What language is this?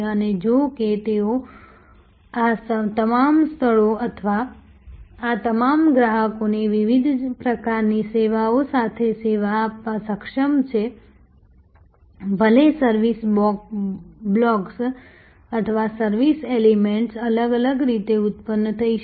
Gujarati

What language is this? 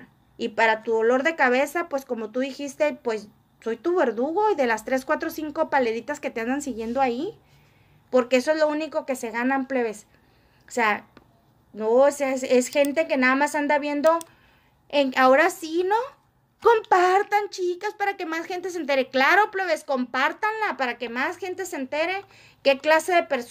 Spanish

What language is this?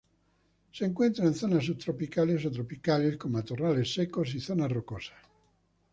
Spanish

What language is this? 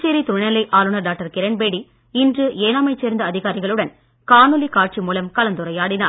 Tamil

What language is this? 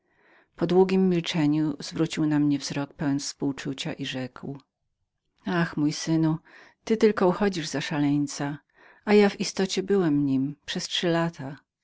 Polish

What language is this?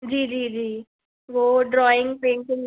Hindi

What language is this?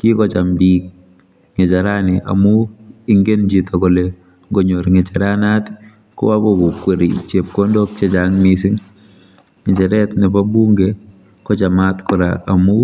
Kalenjin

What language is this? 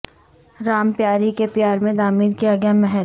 Urdu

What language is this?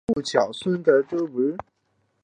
Chinese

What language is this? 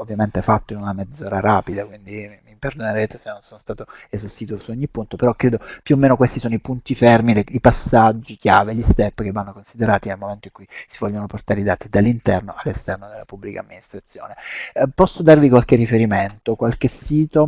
Italian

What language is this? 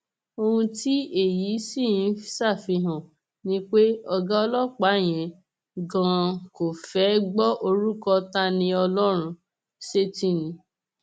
Yoruba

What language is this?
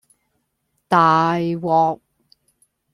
Cantonese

